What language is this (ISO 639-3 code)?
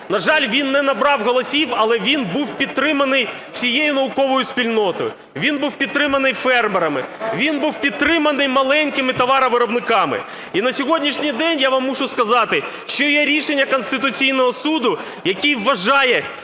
ukr